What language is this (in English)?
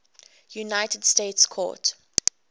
English